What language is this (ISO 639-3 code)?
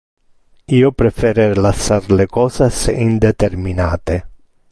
ina